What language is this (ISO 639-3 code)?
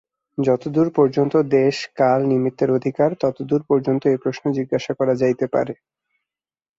ben